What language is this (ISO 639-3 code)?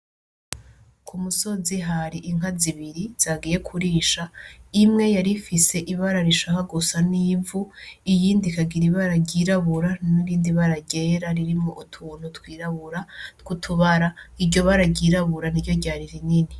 run